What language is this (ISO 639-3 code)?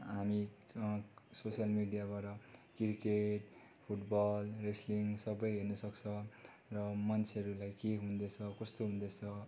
nep